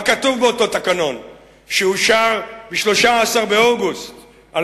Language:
Hebrew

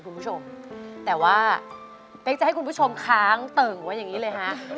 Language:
Thai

